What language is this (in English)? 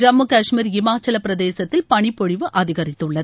Tamil